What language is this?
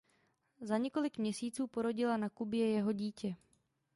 Czech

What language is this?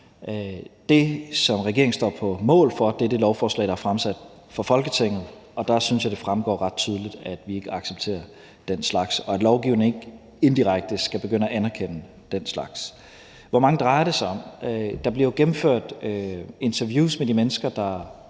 Danish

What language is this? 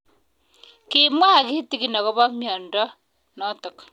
Kalenjin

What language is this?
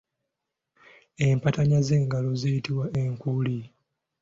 Ganda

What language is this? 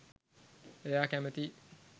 Sinhala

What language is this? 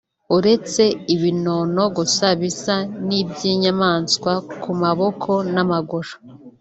Kinyarwanda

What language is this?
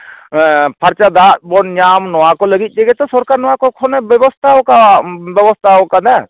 Santali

